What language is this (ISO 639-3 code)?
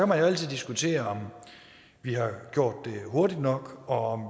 dan